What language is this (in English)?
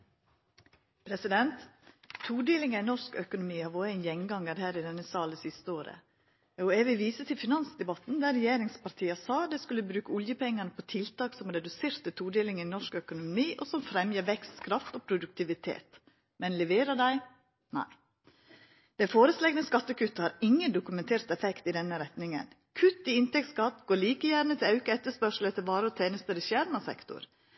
Norwegian Nynorsk